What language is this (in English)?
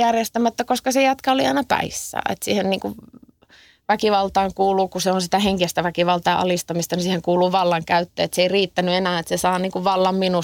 Finnish